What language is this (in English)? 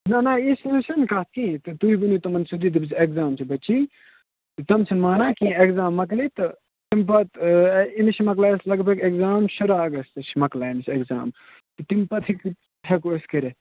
Kashmiri